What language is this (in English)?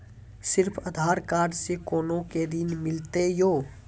Maithili